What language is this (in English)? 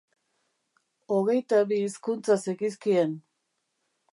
Basque